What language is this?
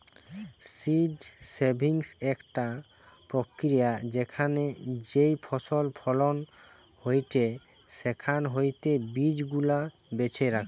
Bangla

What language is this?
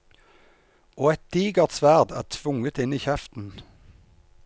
Norwegian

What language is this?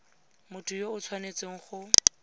Tswana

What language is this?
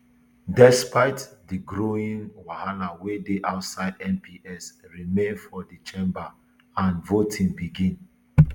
Nigerian Pidgin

